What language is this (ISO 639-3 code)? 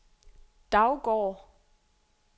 dan